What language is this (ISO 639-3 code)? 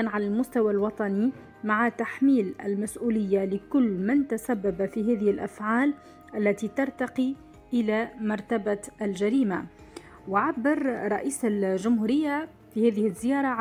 ara